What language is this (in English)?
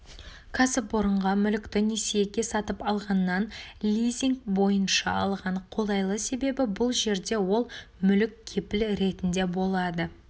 Kazakh